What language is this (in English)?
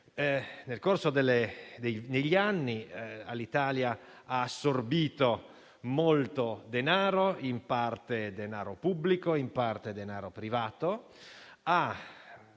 Italian